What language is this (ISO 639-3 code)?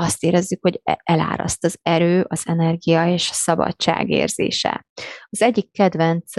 hun